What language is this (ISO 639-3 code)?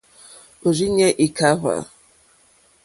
bri